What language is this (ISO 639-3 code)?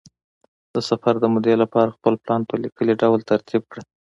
pus